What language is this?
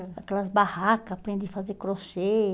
Portuguese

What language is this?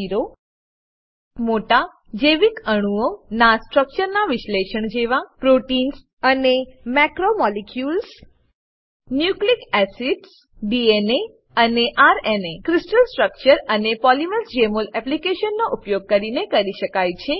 Gujarati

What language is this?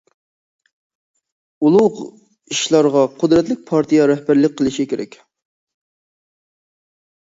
Uyghur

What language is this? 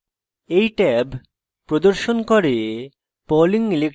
Bangla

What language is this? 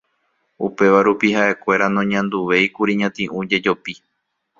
Guarani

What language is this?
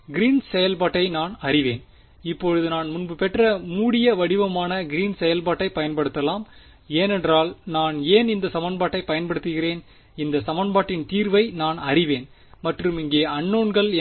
Tamil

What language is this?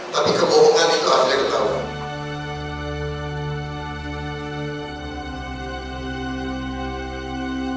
Indonesian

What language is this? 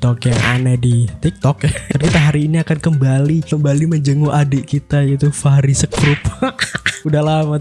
Indonesian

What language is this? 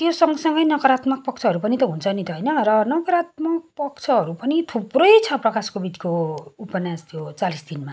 Nepali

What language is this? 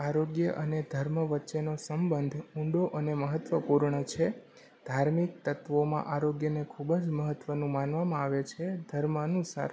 Gujarati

